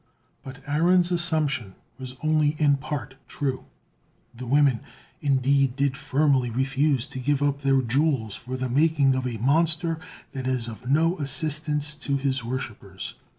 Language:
English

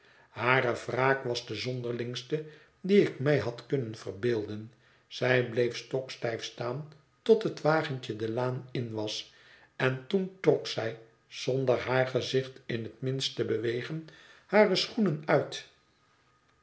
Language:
Dutch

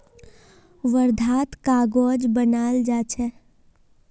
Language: Magahi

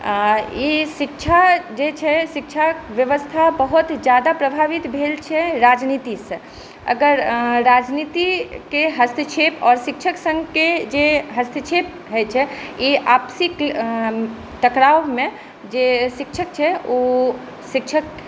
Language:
Maithili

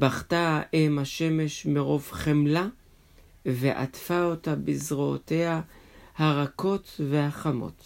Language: Hebrew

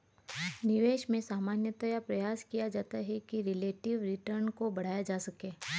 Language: Hindi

